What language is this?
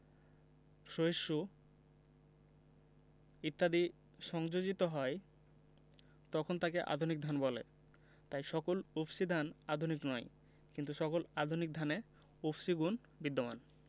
Bangla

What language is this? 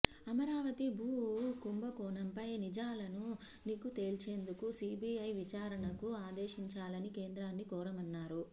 Telugu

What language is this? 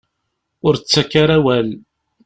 Kabyle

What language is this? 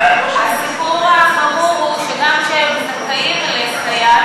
Hebrew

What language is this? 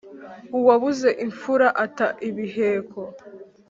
Kinyarwanda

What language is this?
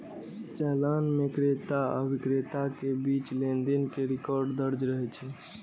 Maithili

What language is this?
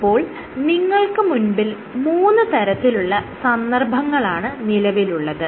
Malayalam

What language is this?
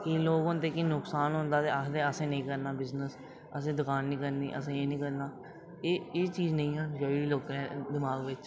Dogri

